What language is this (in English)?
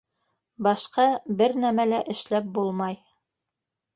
Bashkir